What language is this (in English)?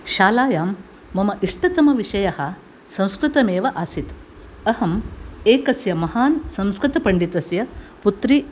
Sanskrit